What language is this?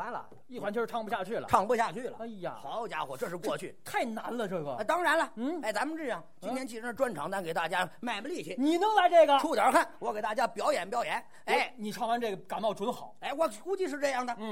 Chinese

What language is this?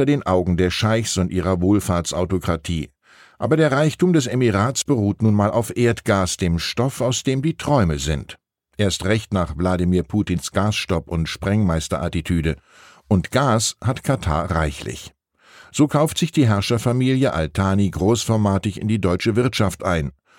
German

